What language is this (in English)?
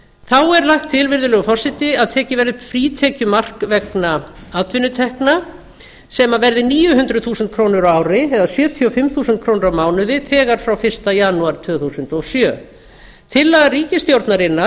Icelandic